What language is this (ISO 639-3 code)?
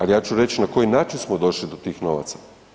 hrv